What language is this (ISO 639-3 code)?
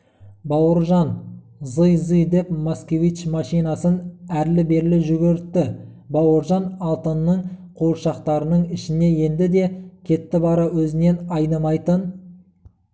kaz